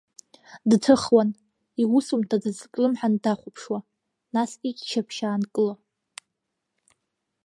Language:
Abkhazian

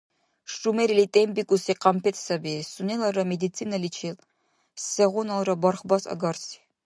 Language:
Dargwa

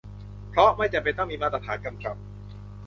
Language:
Thai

